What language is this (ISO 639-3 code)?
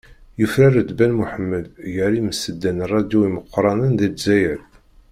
kab